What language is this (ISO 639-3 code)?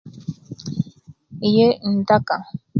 lke